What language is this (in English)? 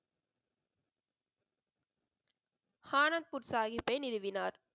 Tamil